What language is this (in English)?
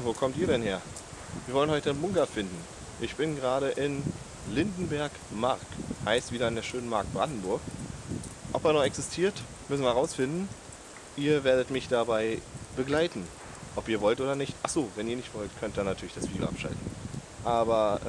German